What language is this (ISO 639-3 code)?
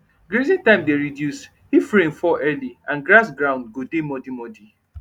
pcm